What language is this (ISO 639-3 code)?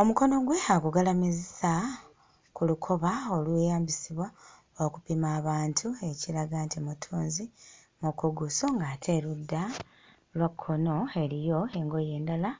lug